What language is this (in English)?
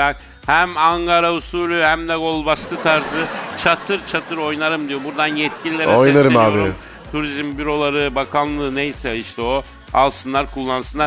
Turkish